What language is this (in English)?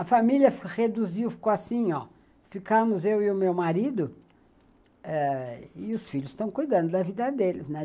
Portuguese